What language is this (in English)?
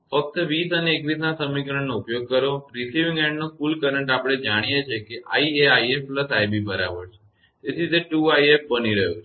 Gujarati